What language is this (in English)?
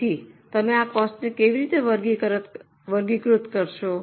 Gujarati